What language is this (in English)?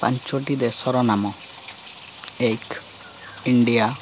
Odia